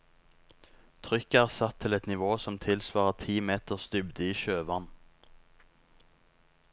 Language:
Norwegian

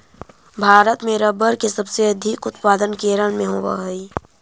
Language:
Magahi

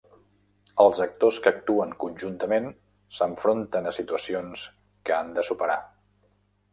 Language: Catalan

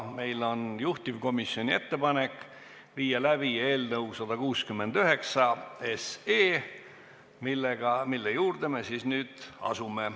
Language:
Estonian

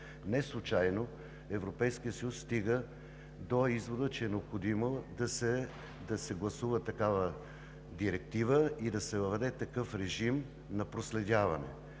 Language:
Bulgarian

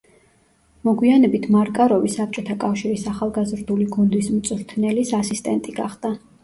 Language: Georgian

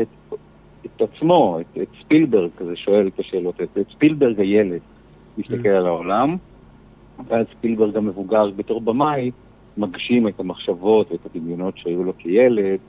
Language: Hebrew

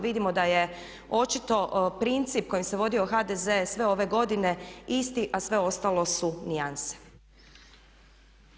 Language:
Croatian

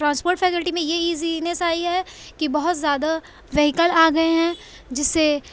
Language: Urdu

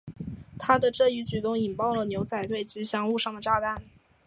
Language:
Chinese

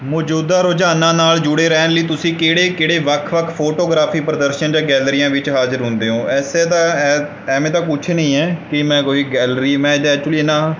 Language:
Punjabi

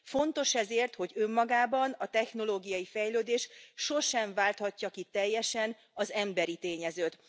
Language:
Hungarian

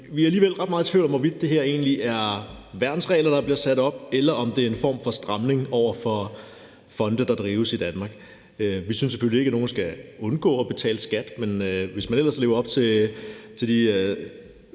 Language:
Danish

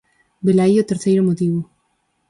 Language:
Galician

